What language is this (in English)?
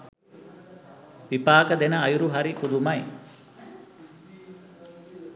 Sinhala